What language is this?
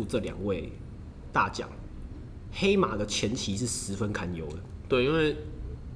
Chinese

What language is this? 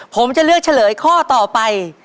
Thai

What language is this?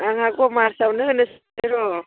Bodo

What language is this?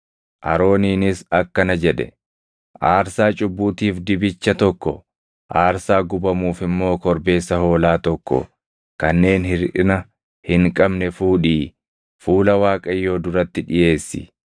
Oromo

